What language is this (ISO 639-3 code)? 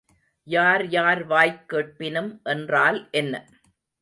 tam